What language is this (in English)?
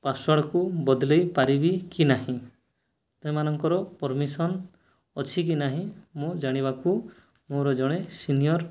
Odia